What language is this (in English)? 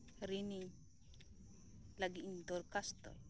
Santali